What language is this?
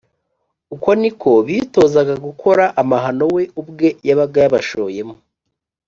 Kinyarwanda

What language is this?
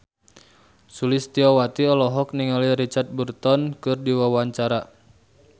Sundanese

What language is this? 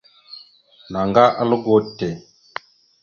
Mada (Cameroon)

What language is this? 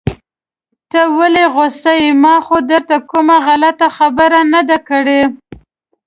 Pashto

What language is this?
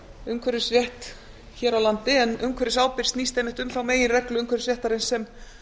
Icelandic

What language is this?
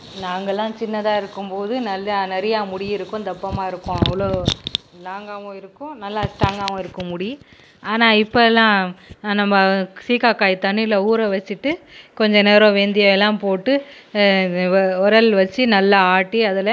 Tamil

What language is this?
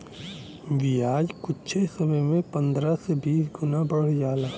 Bhojpuri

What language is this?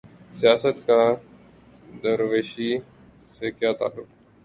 Urdu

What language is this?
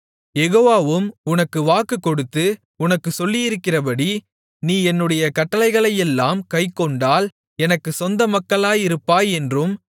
Tamil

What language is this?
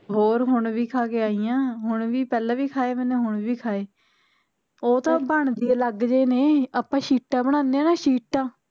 Punjabi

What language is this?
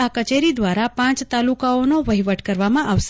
Gujarati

